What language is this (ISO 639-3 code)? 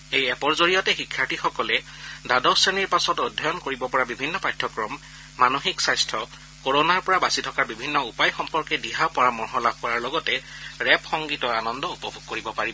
asm